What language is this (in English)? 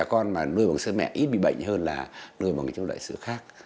Vietnamese